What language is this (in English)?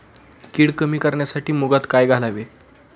Marathi